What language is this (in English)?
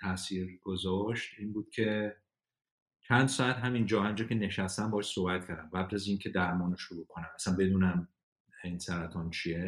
Persian